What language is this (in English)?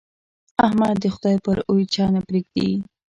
Pashto